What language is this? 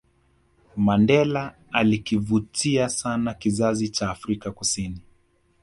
Swahili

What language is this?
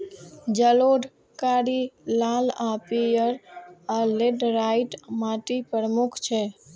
Maithili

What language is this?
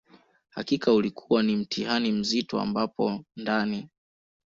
Swahili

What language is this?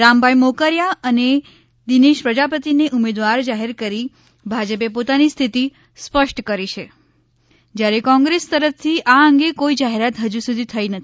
Gujarati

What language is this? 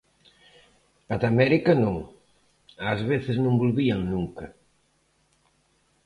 Galician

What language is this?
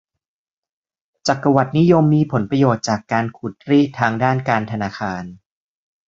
Thai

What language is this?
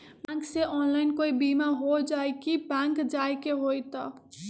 Magahi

